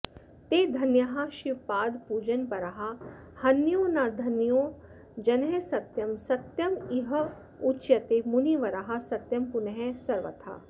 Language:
Sanskrit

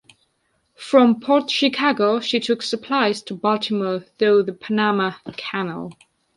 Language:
English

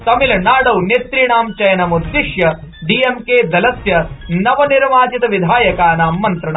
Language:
Sanskrit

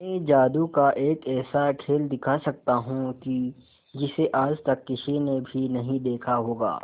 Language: Hindi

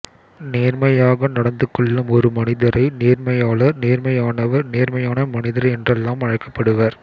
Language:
Tamil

